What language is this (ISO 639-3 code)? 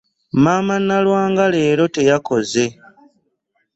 lug